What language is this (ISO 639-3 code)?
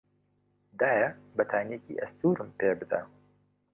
ckb